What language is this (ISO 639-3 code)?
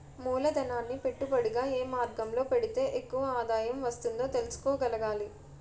tel